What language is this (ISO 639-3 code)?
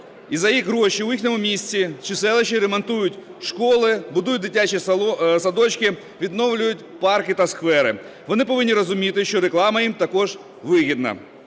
ukr